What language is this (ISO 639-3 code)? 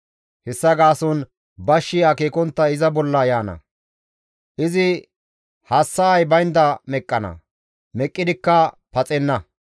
gmv